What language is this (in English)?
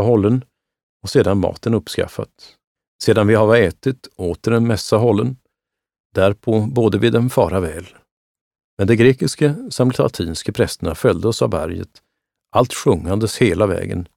Swedish